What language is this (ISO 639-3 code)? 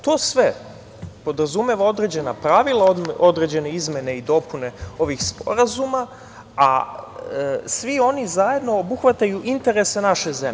srp